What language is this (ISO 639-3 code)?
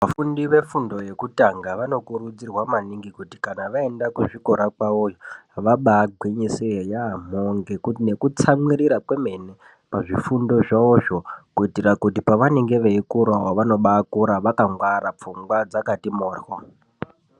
ndc